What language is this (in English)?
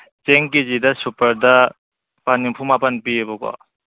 Manipuri